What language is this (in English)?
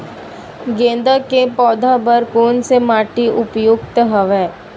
Chhattisgarhi